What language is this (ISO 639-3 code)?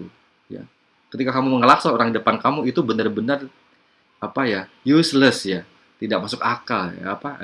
ind